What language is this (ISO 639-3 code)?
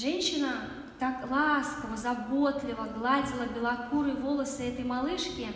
rus